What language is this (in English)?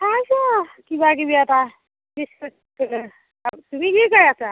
Assamese